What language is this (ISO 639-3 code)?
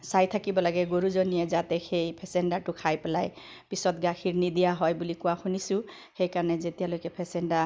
asm